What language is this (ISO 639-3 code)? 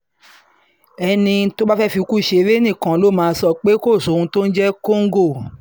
yor